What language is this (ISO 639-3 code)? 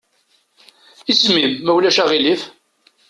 kab